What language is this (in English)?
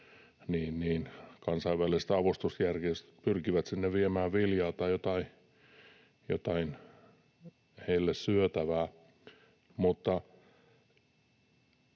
Finnish